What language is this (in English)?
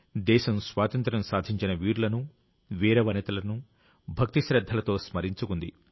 Telugu